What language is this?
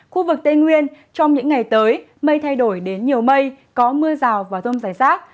Vietnamese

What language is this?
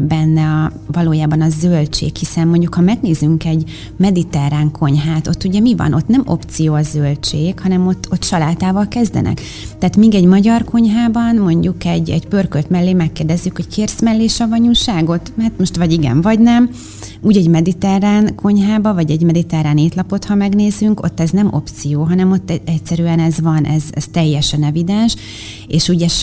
Hungarian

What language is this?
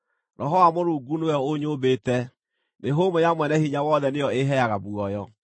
Kikuyu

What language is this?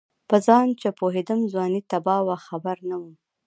Pashto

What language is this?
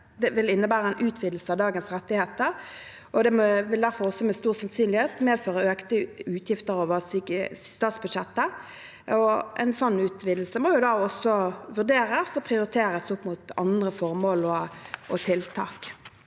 Norwegian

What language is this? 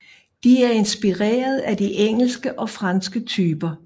Danish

